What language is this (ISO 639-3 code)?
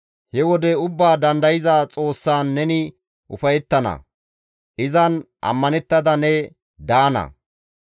gmv